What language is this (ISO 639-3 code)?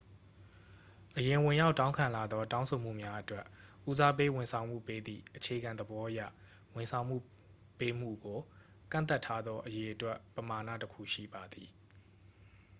mya